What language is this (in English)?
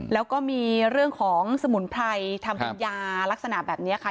Thai